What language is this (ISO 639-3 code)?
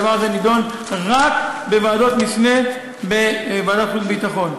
heb